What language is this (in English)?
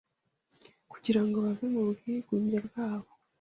Kinyarwanda